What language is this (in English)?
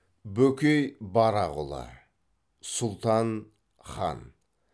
Kazakh